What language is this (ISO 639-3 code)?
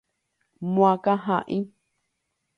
grn